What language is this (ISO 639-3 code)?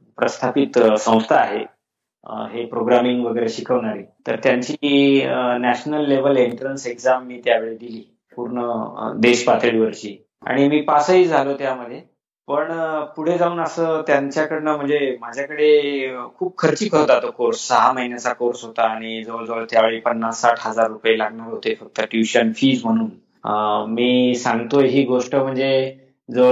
mar